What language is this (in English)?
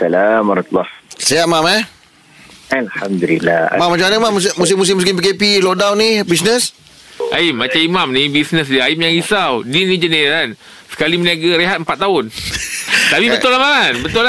Malay